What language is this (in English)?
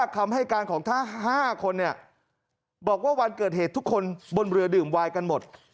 Thai